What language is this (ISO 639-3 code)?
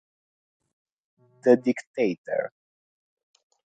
ita